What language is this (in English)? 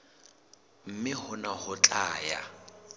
Southern Sotho